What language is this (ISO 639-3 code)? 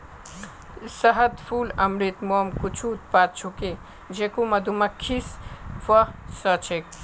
mag